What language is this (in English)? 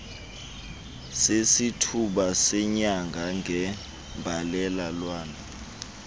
Xhosa